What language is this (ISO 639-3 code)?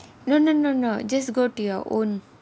eng